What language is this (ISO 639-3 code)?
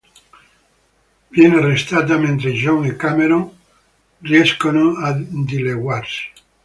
ita